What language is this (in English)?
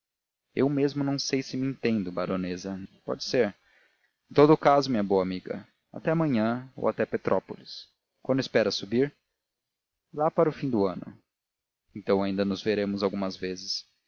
Portuguese